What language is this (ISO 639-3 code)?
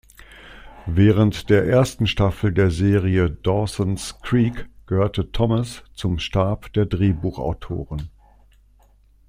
deu